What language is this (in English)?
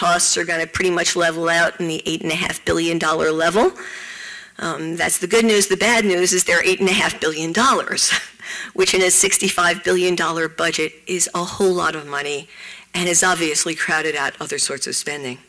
English